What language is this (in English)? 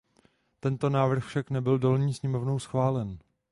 Czech